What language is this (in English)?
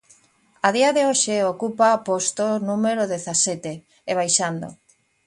Galician